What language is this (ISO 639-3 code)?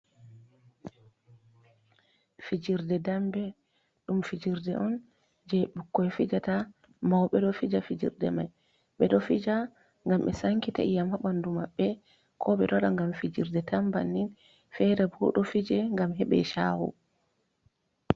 ful